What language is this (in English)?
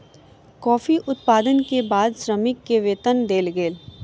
Maithili